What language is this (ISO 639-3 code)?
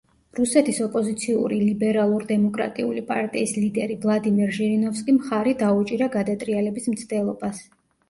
kat